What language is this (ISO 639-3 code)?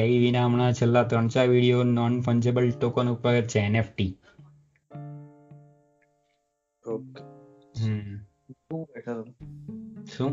guj